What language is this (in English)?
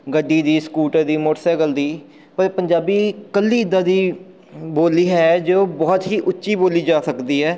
Punjabi